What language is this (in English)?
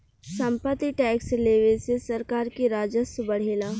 Bhojpuri